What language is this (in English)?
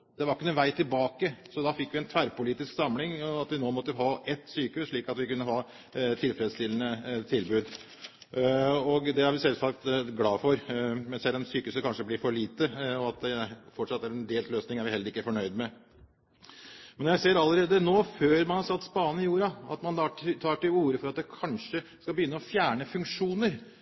Norwegian Bokmål